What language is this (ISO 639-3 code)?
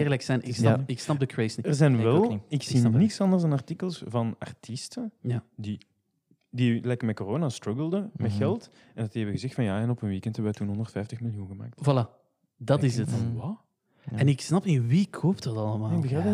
nld